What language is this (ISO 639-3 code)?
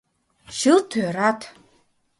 chm